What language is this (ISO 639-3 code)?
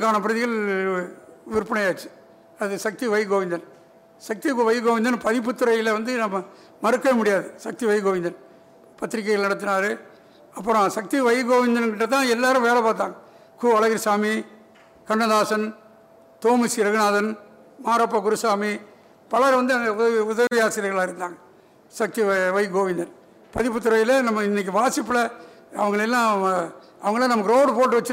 tam